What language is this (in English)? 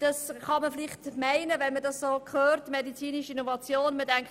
Swiss German